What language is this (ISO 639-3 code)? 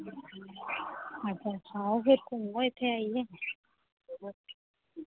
doi